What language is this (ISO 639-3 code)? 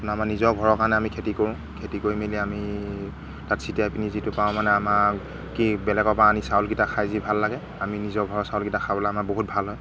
asm